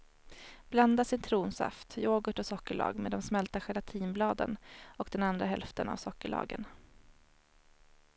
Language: Swedish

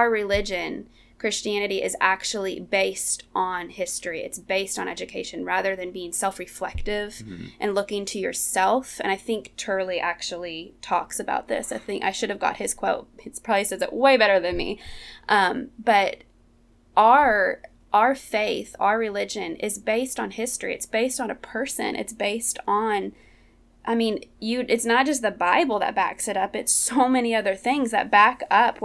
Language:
English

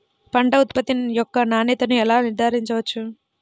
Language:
Telugu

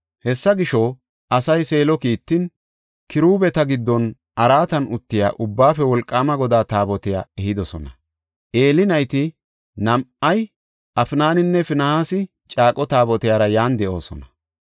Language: Gofa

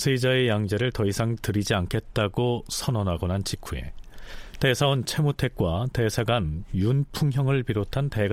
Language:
Korean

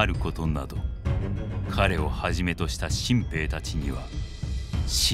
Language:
Japanese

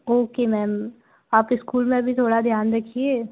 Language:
Hindi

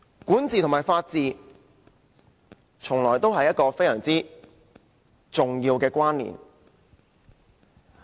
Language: Cantonese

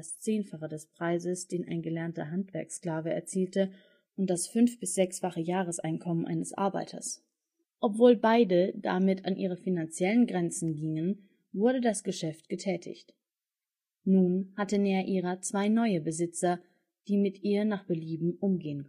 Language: German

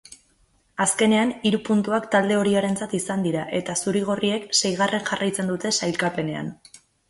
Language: Basque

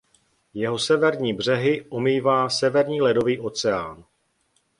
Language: Czech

